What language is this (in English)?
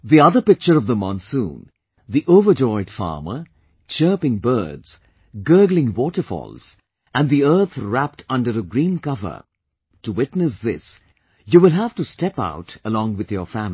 English